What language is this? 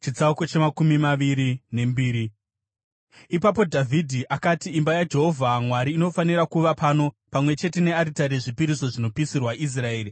Shona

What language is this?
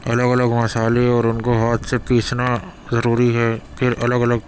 Urdu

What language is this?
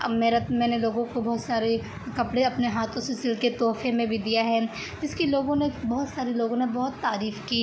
Urdu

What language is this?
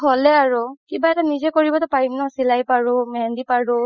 Assamese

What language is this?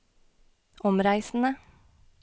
Norwegian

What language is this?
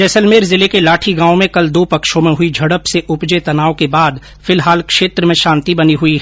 Hindi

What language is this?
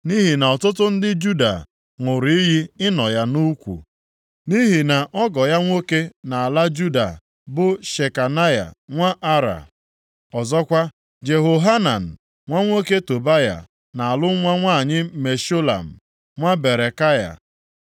Igbo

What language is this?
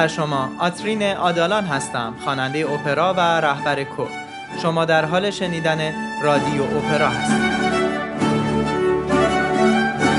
Persian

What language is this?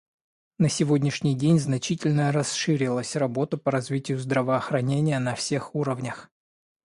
Russian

